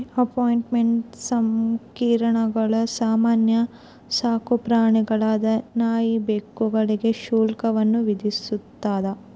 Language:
Kannada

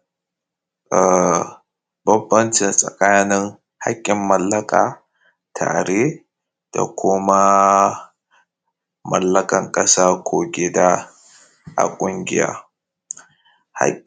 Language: Hausa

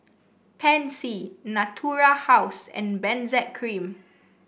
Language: English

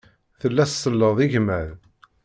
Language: Kabyle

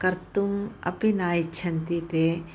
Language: Sanskrit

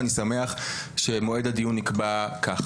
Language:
Hebrew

